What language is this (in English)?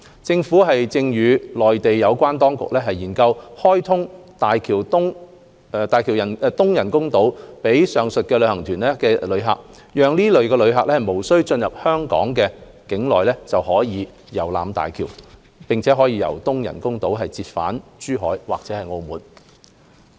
Cantonese